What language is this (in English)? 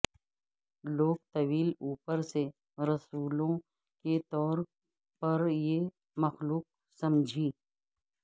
Urdu